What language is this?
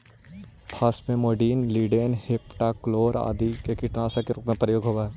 Magahi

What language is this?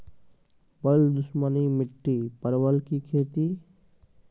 Maithili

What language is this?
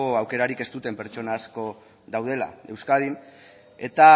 Basque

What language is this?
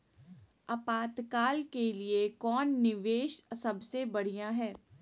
Magahi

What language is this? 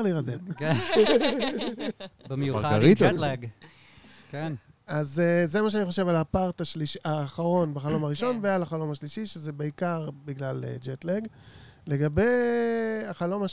Hebrew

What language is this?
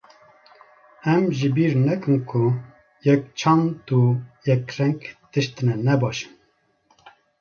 Kurdish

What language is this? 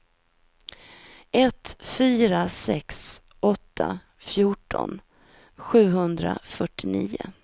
Swedish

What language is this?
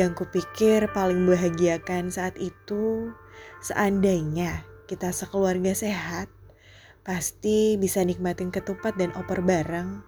Indonesian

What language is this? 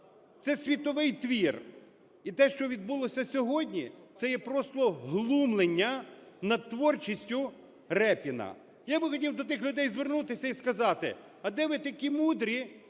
Ukrainian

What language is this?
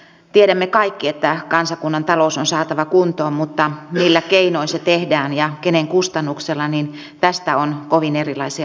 Finnish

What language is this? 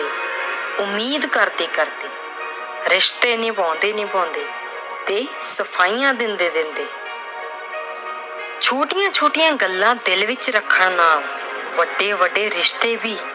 Punjabi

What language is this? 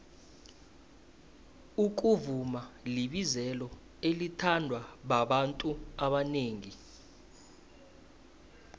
South Ndebele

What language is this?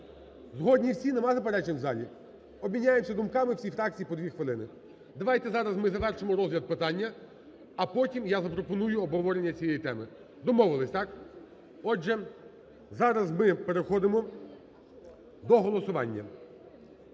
Ukrainian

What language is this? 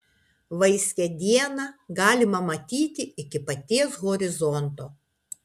Lithuanian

